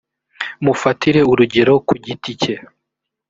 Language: Kinyarwanda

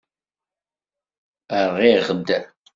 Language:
Kabyle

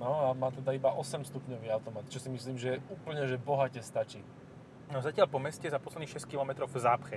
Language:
Slovak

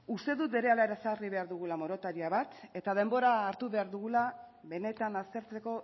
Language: Basque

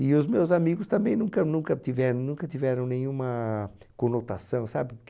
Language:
Portuguese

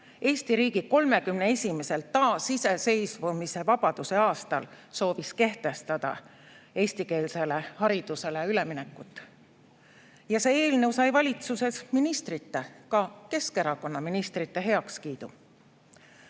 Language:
Estonian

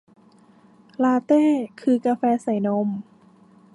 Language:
Thai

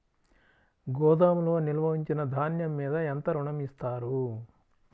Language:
Telugu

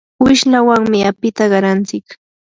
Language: Yanahuanca Pasco Quechua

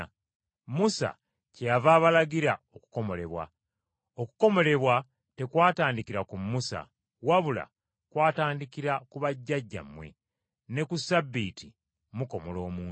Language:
Ganda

